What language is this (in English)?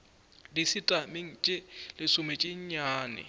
Northern Sotho